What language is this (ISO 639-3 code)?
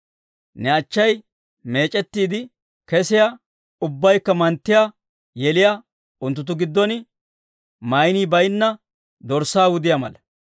dwr